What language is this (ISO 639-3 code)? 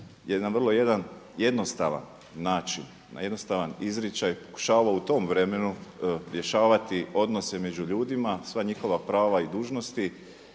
hrv